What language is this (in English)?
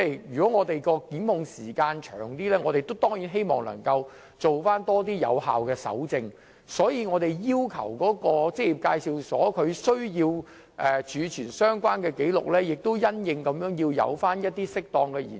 Cantonese